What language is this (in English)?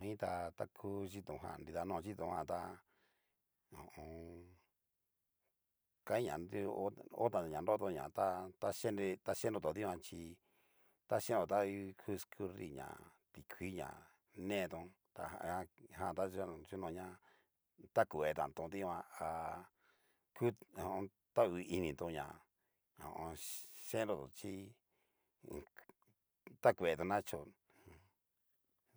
Cacaloxtepec Mixtec